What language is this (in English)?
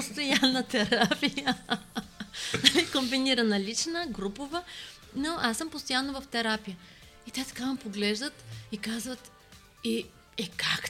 Bulgarian